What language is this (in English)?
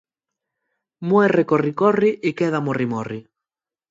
Asturian